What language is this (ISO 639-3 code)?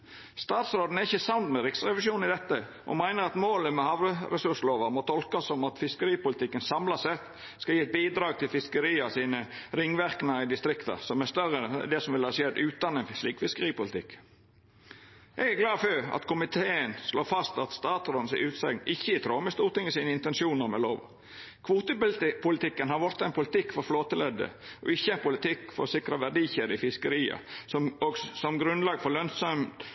nno